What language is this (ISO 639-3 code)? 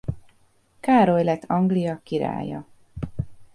hun